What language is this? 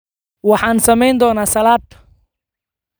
Somali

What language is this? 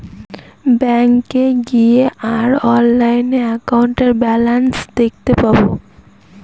Bangla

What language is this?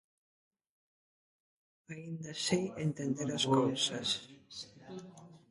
Galician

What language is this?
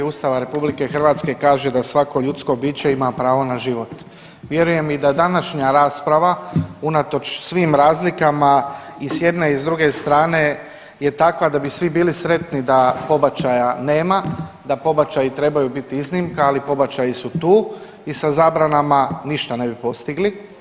Croatian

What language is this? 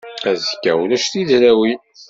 Kabyle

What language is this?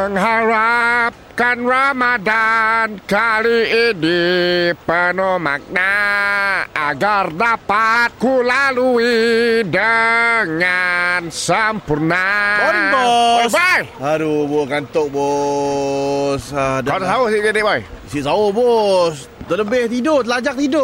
Malay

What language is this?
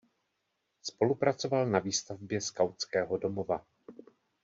Czech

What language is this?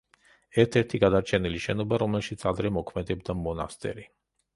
Georgian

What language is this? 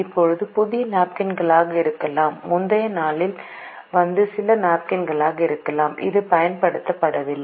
Tamil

